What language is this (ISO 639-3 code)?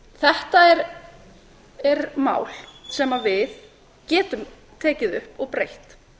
isl